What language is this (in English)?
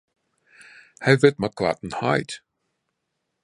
Western Frisian